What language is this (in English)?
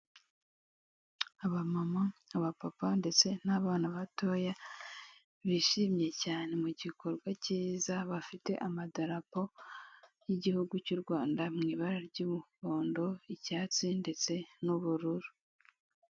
Kinyarwanda